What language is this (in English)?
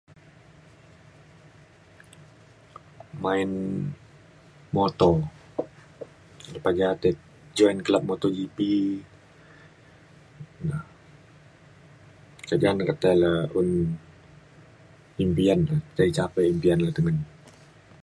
Mainstream Kenyah